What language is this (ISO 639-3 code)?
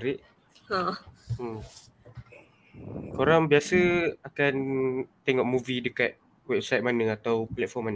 msa